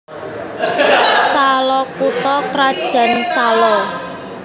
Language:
Javanese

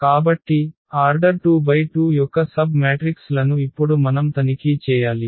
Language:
Telugu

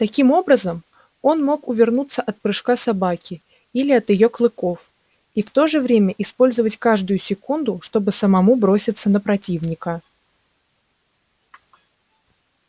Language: Russian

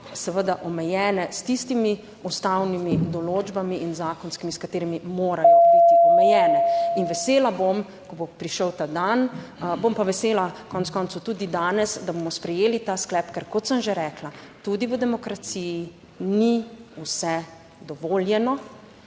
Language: Slovenian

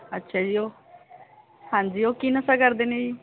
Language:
Punjabi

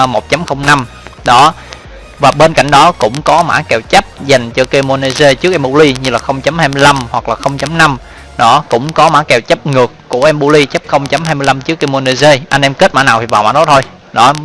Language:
Vietnamese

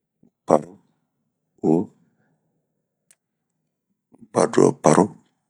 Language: Bomu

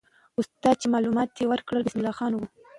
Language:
Pashto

